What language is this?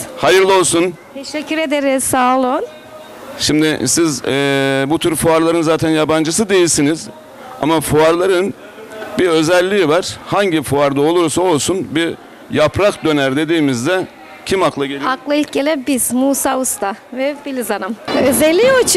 Turkish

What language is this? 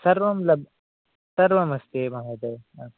Sanskrit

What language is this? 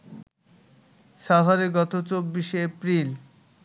Bangla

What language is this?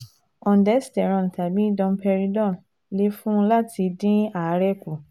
Yoruba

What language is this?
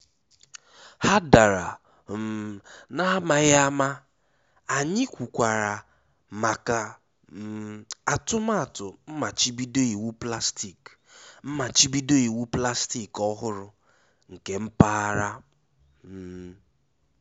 Igbo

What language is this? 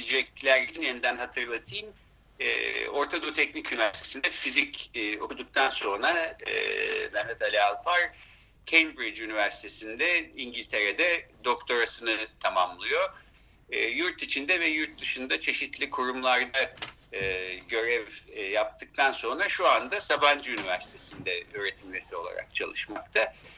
Turkish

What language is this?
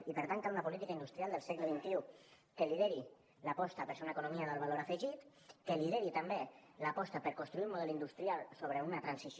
Catalan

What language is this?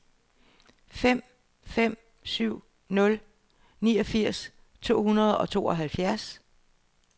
Danish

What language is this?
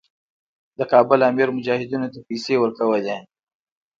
Pashto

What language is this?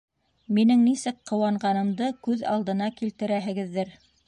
Bashkir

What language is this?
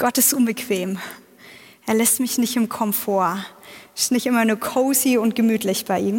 German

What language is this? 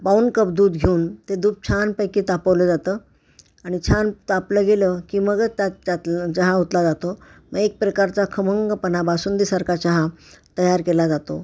Marathi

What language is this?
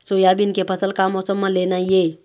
Chhattisgarhi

